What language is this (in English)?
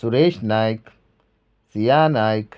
Konkani